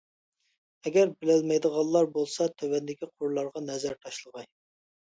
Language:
Uyghur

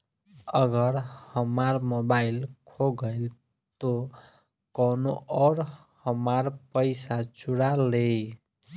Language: Bhojpuri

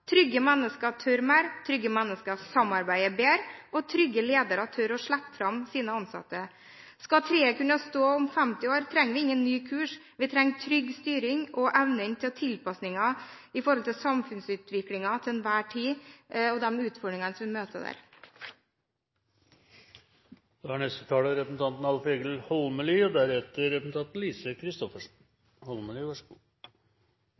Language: Norwegian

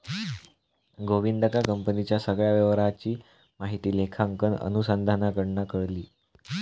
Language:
Marathi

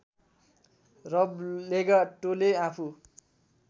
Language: Nepali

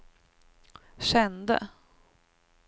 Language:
Swedish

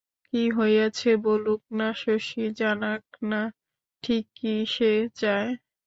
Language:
Bangla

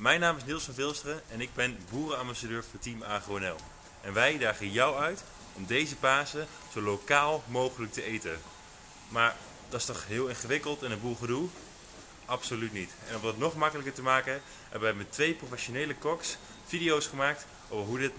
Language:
Dutch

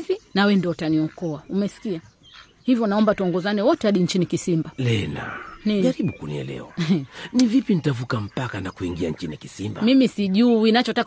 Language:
Swahili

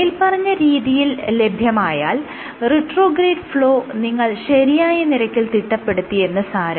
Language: Malayalam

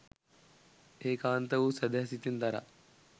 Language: Sinhala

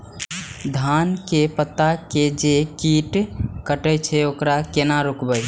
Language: Maithili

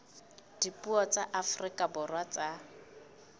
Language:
Southern Sotho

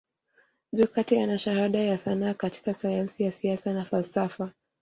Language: Swahili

